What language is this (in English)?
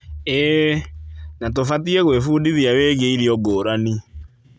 Kikuyu